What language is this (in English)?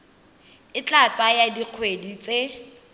Tswana